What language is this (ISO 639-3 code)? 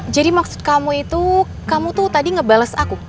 ind